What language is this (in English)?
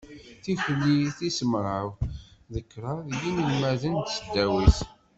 Kabyle